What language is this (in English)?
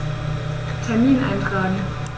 German